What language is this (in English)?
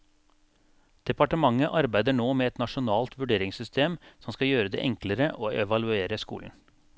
Norwegian